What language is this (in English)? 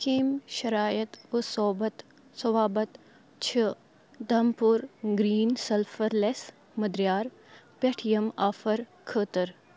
Kashmiri